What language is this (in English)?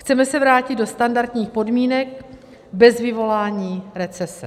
Czech